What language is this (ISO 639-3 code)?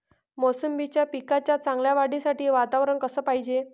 mar